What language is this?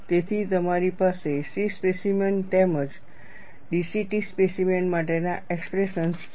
Gujarati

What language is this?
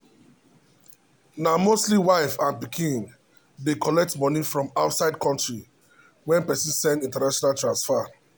Nigerian Pidgin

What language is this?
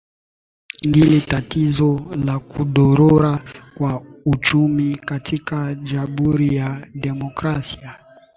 Swahili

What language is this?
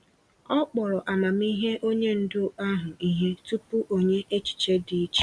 Igbo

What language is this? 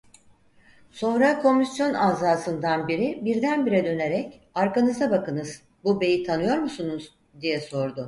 Turkish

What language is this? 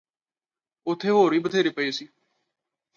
Punjabi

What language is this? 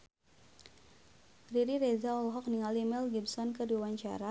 Sundanese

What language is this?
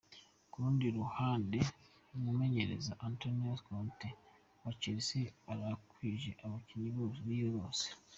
Kinyarwanda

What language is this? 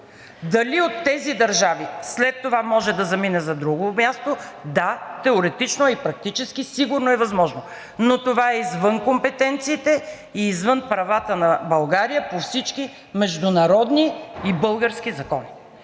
Bulgarian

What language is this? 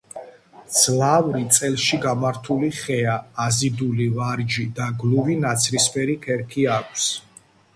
Georgian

